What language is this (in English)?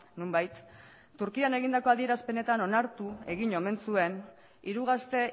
Basque